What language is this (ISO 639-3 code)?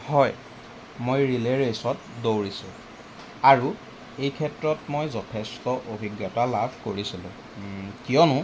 asm